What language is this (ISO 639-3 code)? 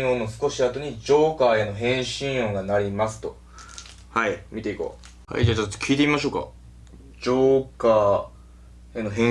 jpn